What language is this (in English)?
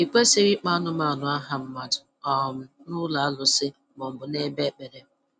Igbo